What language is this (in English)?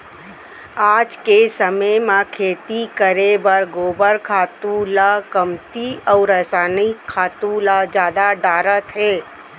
Chhattisgarhi